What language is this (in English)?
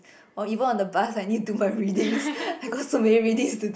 English